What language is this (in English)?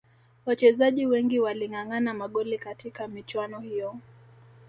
Swahili